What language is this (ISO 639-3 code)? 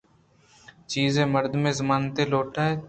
bgp